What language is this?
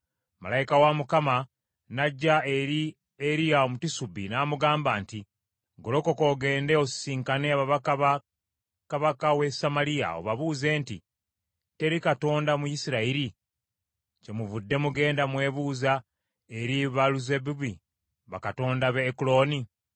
Ganda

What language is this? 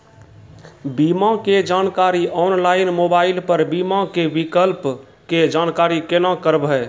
Maithili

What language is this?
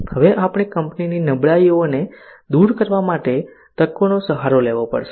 Gujarati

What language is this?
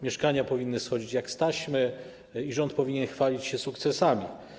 Polish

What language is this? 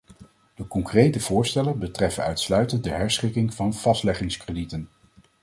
Dutch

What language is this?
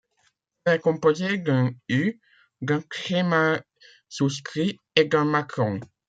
French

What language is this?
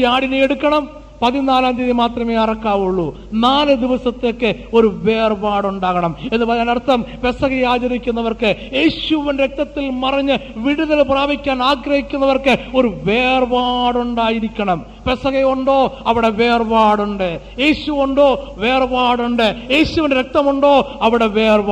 Malayalam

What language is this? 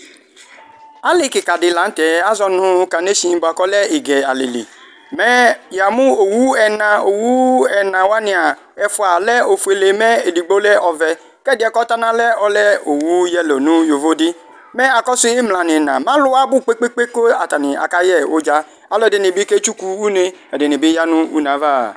Ikposo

